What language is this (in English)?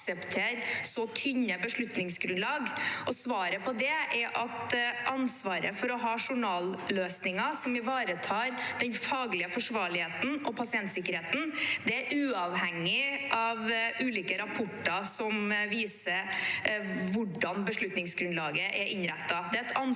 Norwegian